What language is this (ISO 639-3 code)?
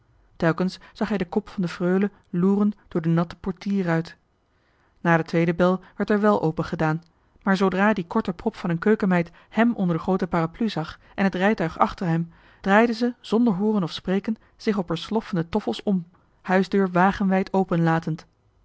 nld